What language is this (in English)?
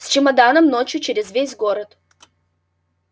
Russian